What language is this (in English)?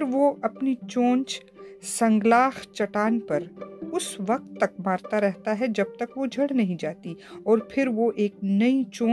Urdu